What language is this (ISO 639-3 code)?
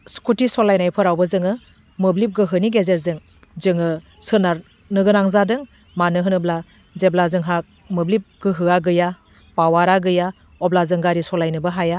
brx